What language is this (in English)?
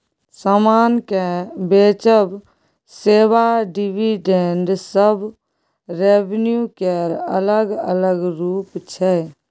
Maithili